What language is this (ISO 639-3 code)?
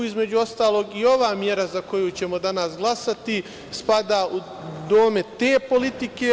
srp